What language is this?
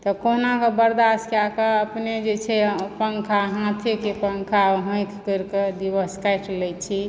Maithili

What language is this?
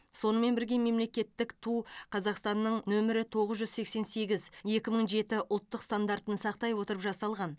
Kazakh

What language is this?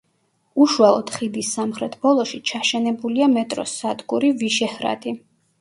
Georgian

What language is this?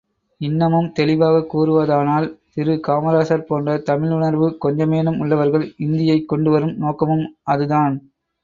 Tamil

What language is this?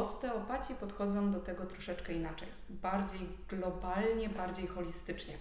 Polish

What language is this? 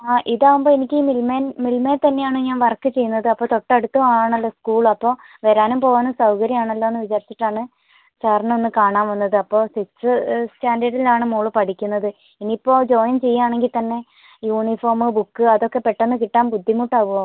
Malayalam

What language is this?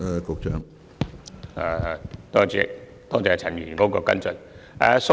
Cantonese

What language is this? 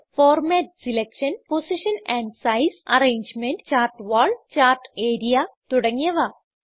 Malayalam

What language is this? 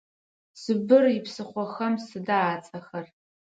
Adyghe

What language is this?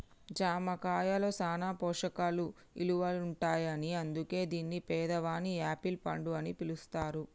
Telugu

